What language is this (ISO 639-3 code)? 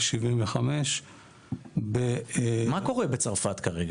heb